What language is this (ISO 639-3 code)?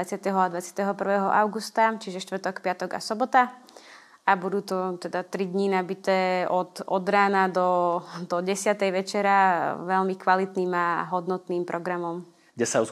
slk